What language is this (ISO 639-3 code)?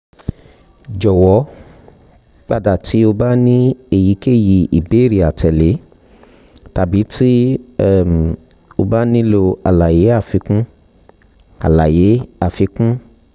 yor